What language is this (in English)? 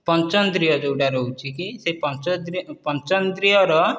Odia